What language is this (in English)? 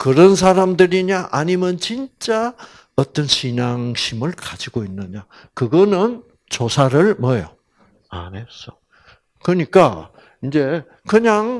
Korean